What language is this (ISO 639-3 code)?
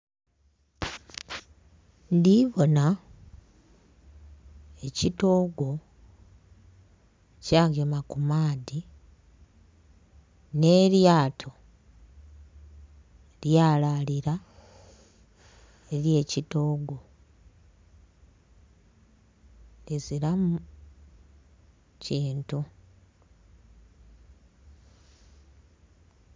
xog